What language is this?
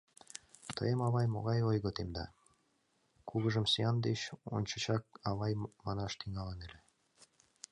Mari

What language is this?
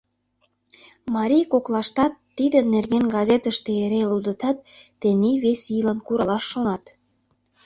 Mari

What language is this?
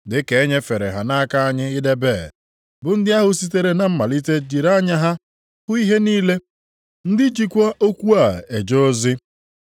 Igbo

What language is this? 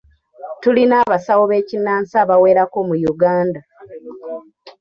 Ganda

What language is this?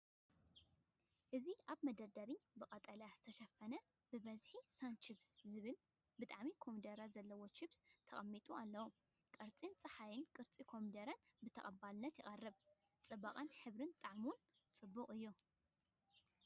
Tigrinya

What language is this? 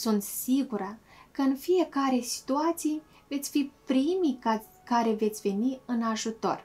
Romanian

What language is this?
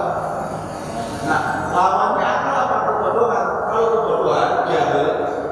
Indonesian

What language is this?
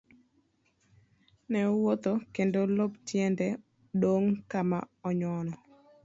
Luo (Kenya and Tanzania)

